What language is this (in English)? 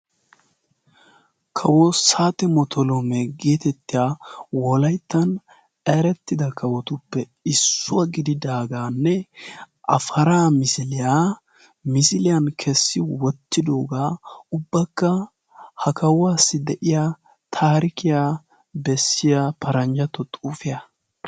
Wolaytta